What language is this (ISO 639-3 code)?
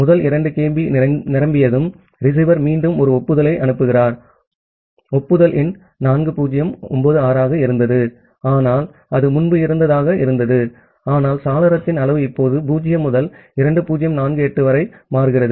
tam